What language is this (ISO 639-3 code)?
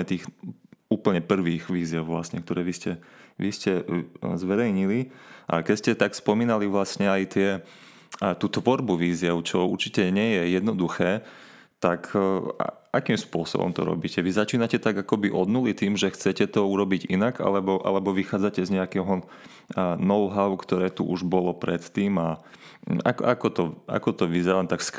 slk